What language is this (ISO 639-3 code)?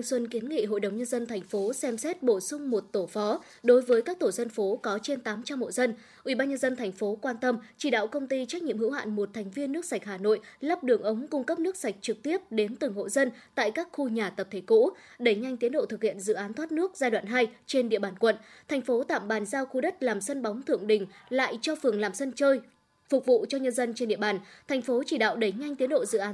vie